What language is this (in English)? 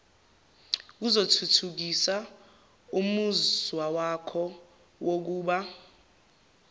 Zulu